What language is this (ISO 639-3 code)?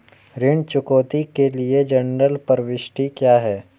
hin